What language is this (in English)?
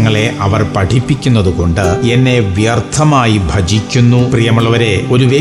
Malayalam